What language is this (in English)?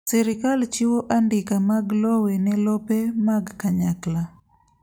Luo (Kenya and Tanzania)